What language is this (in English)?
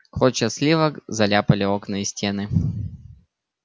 Russian